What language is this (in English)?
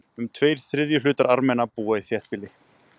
Icelandic